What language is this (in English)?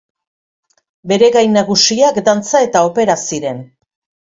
Basque